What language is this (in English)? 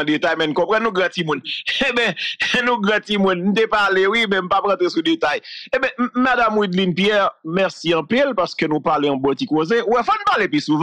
French